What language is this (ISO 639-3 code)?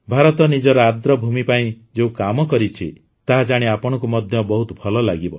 ori